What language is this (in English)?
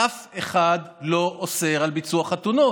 Hebrew